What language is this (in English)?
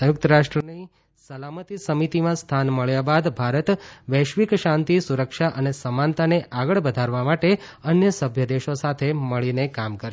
Gujarati